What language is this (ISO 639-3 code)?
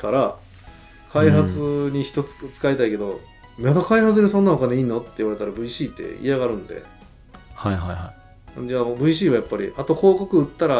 jpn